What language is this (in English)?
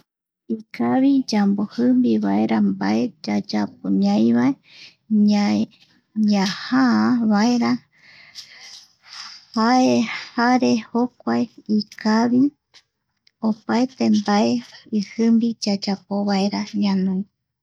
Eastern Bolivian Guaraní